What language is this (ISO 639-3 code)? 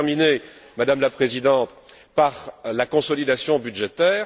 fra